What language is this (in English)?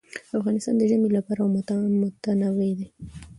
Pashto